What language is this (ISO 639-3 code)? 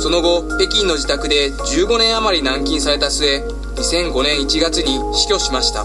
jpn